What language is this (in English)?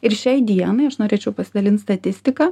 Lithuanian